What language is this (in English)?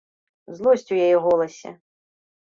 Belarusian